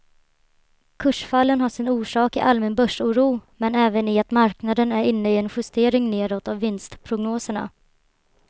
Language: Swedish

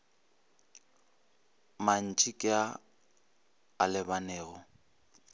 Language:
Northern Sotho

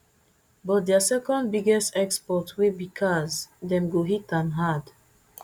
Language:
Nigerian Pidgin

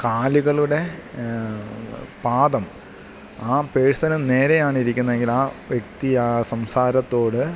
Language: Malayalam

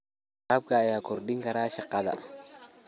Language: Somali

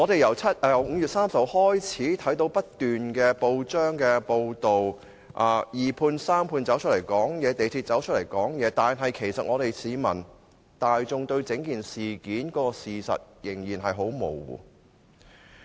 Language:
Cantonese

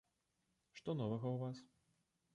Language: Belarusian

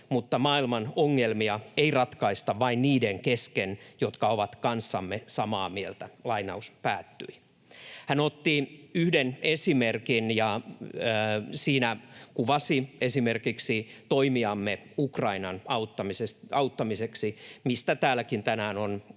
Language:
Finnish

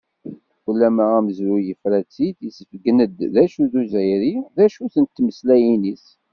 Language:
Kabyle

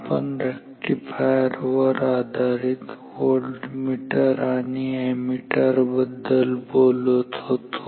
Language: Marathi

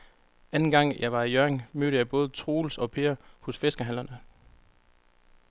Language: Danish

